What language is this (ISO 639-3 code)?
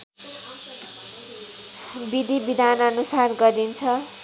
nep